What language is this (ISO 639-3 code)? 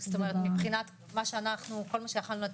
heb